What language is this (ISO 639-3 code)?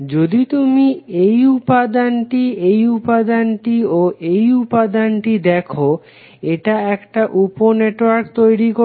ben